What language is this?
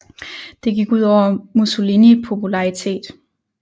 Danish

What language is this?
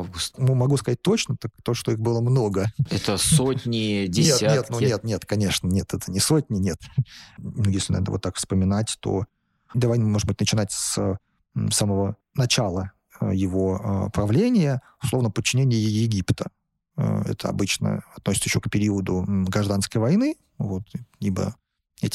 Russian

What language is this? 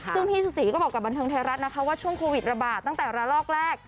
Thai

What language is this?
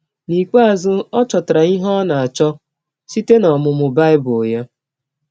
Igbo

